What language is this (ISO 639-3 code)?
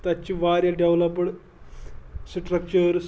kas